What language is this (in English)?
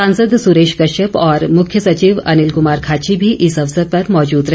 Hindi